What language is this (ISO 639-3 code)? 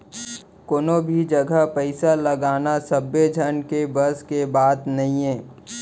hne